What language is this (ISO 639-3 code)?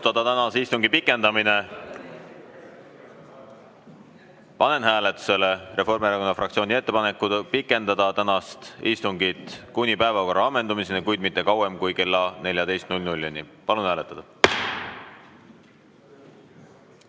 est